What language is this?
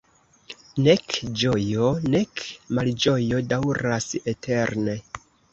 Esperanto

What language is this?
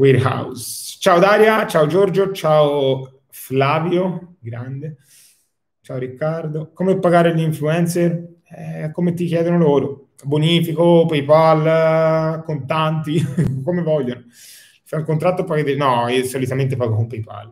Italian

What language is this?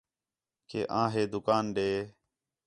Khetrani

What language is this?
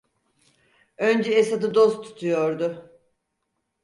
Turkish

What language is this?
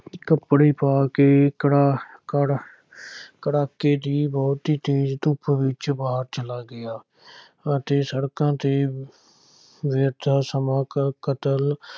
Punjabi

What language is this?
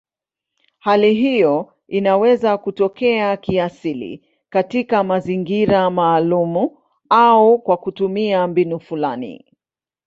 Swahili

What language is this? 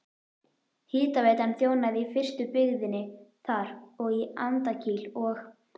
Icelandic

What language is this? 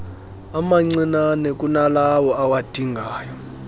Xhosa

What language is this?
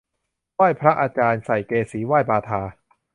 Thai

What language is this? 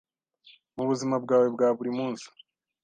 Kinyarwanda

